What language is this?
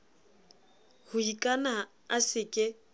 Southern Sotho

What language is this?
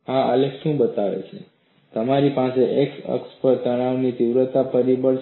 Gujarati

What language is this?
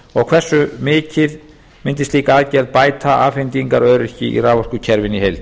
Icelandic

